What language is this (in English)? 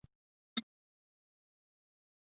Chinese